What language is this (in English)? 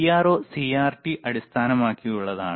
Malayalam